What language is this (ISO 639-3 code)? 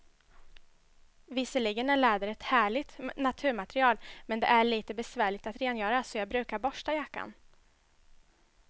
swe